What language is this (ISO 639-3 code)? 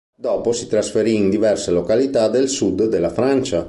ita